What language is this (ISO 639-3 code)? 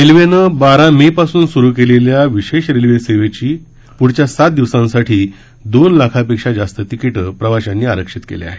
mar